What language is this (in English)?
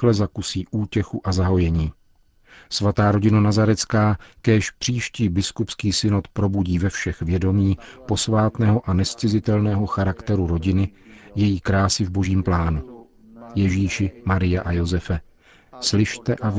Czech